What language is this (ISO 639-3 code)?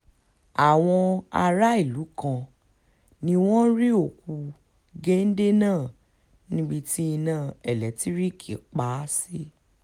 yor